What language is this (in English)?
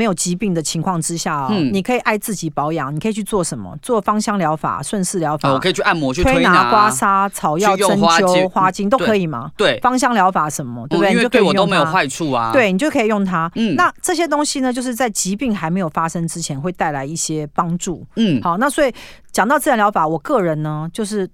Chinese